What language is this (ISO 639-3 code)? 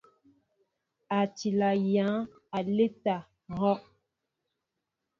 mbo